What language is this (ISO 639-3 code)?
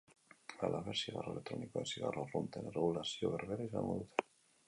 eus